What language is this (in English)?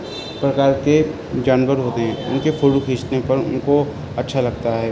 Urdu